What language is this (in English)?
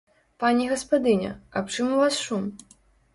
Belarusian